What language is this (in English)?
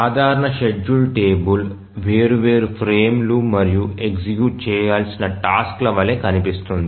Telugu